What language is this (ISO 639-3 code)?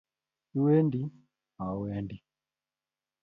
kln